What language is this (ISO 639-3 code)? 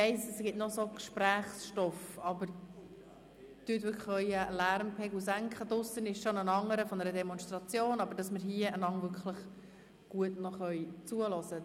gsw